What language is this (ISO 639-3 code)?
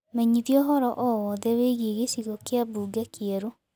kik